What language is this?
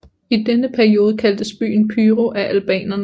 Danish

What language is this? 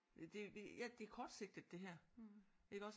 Danish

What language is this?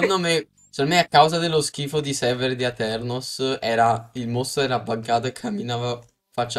Italian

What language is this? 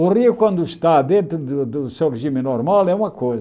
Portuguese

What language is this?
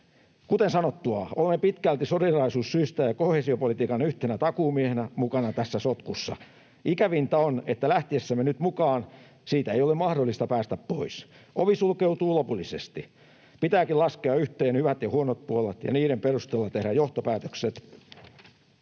Finnish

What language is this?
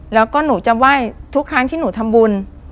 Thai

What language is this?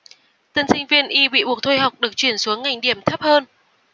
Vietnamese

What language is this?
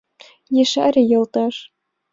Mari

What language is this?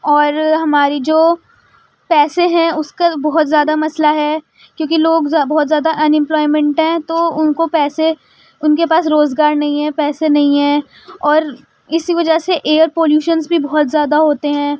Urdu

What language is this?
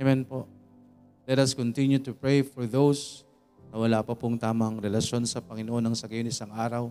Filipino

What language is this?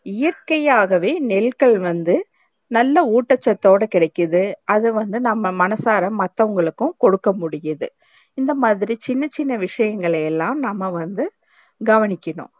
Tamil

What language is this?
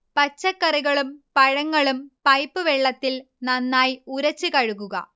Malayalam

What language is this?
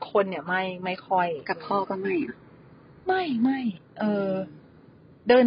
Thai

